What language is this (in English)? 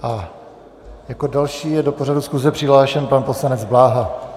Czech